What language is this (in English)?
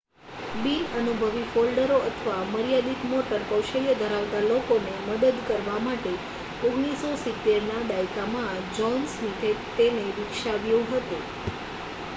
Gujarati